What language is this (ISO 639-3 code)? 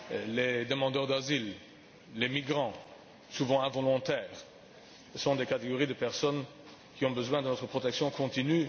fra